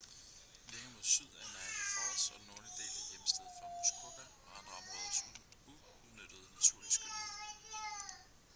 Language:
Danish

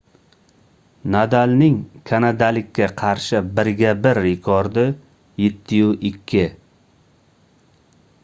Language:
Uzbek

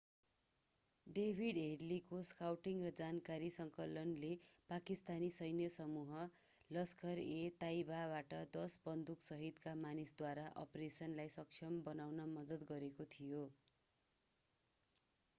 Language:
Nepali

